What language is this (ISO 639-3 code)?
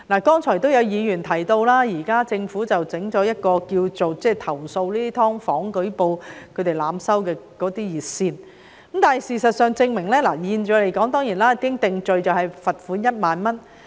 yue